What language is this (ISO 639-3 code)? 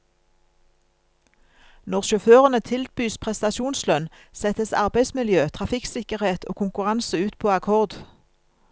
nor